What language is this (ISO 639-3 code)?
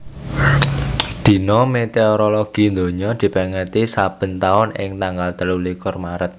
jav